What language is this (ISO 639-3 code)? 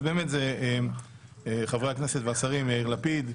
heb